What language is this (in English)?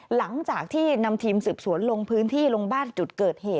Thai